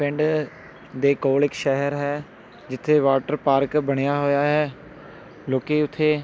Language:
Punjabi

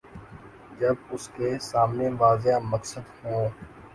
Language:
Urdu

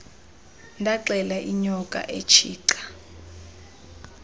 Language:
Xhosa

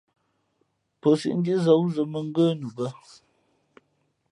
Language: Fe'fe'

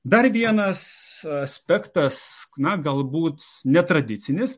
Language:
Lithuanian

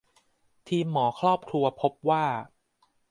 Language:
Thai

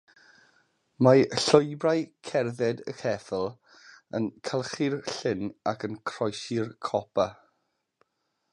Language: Welsh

